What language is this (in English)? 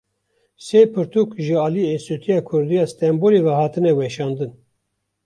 Kurdish